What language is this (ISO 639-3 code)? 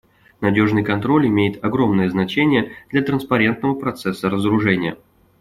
rus